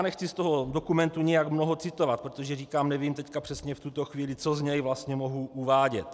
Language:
Czech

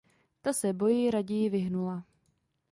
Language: Czech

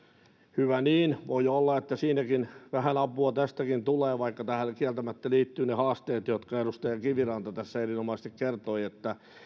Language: Finnish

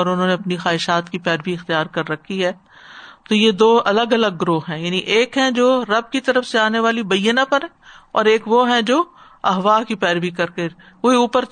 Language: Urdu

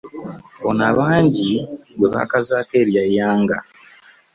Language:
Ganda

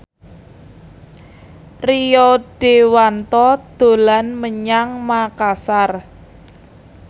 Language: Javanese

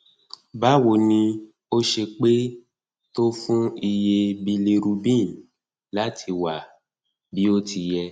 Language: Yoruba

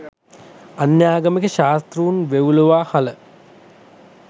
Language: Sinhala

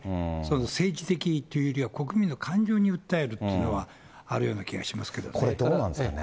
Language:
Japanese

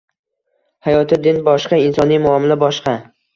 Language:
Uzbek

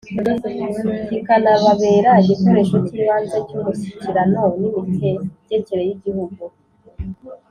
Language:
Kinyarwanda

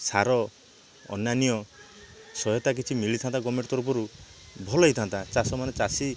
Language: Odia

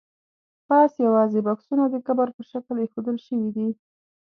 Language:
Pashto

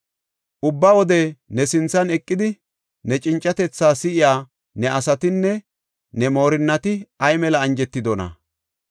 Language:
Gofa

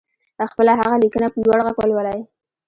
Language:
Pashto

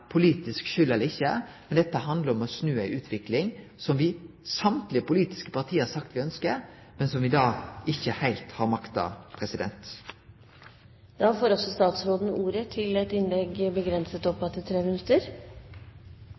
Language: Norwegian Nynorsk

